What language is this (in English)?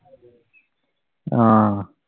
Malayalam